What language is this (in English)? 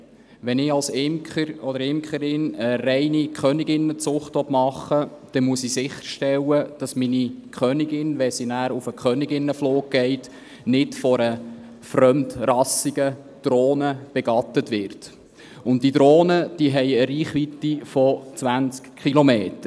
Swiss German